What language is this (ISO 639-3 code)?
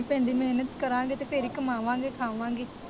pan